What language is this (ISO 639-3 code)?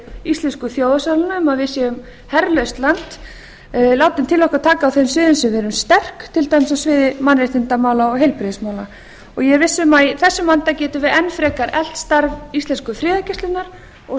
isl